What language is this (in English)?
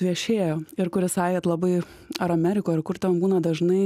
Lithuanian